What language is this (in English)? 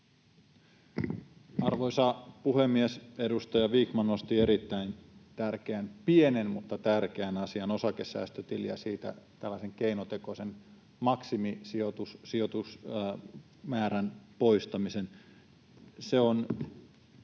Finnish